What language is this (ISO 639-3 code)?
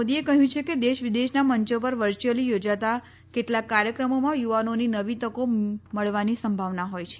guj